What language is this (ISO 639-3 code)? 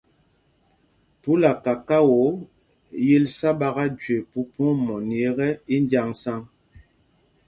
mgg